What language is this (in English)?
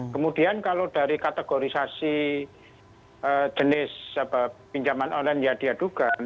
Indonesian